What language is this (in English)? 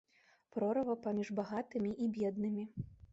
Belarusian